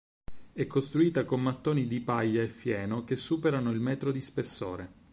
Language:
Italian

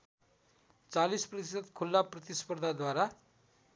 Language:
Nepali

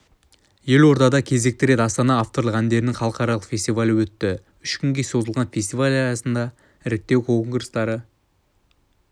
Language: Kazakh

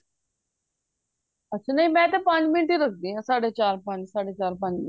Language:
Punjabi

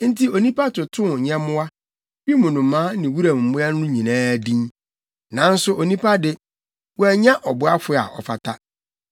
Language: Akan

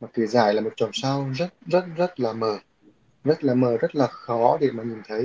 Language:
Vietnamese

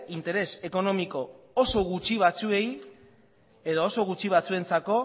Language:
Basque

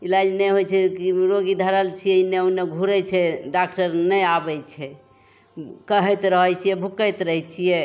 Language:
Maithili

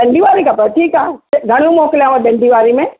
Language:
Sindhi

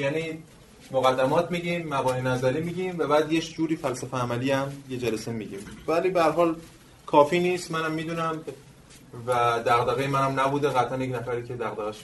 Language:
Persian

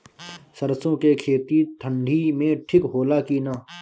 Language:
Bhojpuri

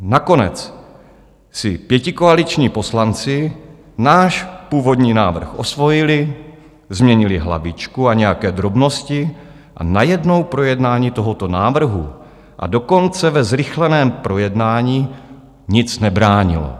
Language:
Czech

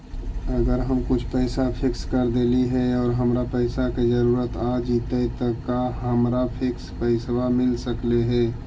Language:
Magahi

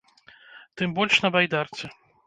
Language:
Belarusian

